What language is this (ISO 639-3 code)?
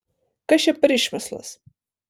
lit